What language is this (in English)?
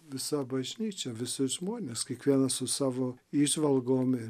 Lithuanian